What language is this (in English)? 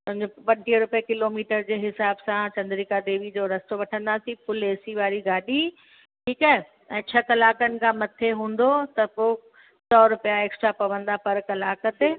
Sindhi